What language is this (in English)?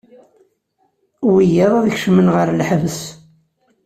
Kabyle